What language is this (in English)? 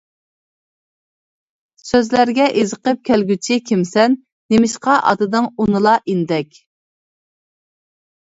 Uyghur